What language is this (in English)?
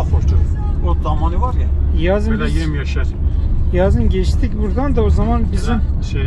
Turkish